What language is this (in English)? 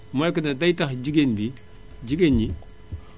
Wolof